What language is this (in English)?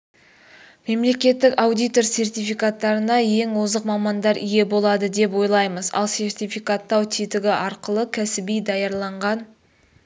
Kazakh